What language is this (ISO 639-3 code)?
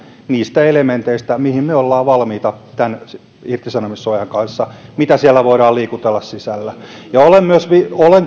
fin